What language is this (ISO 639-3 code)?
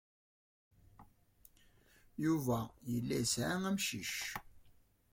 kab